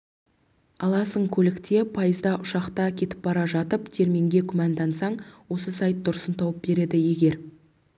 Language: Kazakh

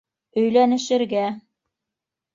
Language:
Bashkir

